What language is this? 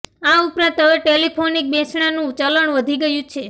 Gujarati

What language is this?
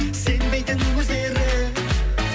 Kazakh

